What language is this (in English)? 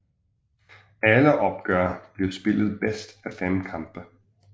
Danish